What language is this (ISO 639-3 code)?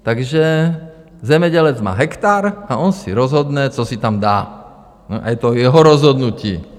ces